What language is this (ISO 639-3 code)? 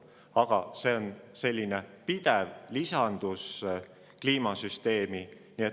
est